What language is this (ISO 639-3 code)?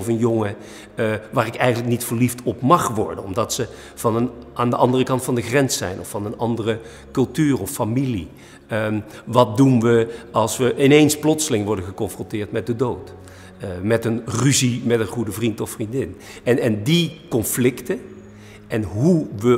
nld